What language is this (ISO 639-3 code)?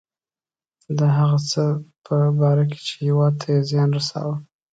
pus